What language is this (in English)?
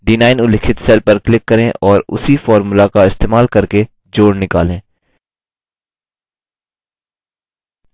Hindi